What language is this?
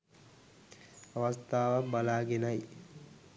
Sinhala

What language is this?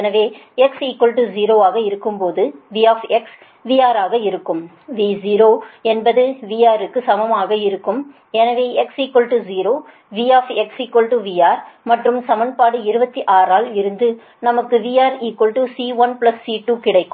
Tamil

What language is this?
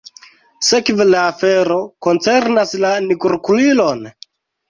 Esperanto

